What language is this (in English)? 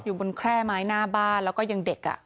Thai